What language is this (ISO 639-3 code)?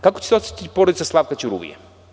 srp